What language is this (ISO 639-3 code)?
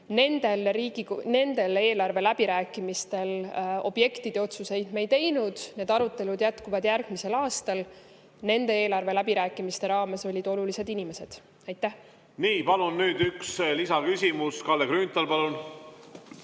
est